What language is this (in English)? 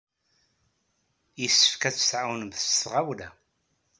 Kabyle